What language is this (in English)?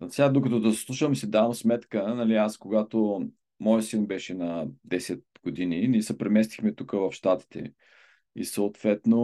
Bulgarian